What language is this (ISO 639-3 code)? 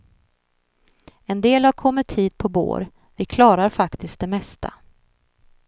swe